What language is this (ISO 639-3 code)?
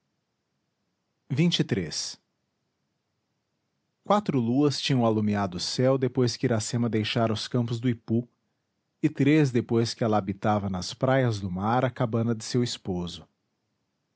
por